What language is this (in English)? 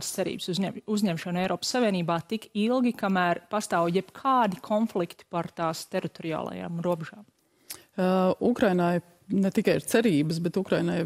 Latvian